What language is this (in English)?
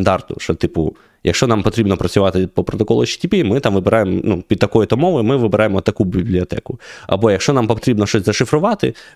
Ukrainian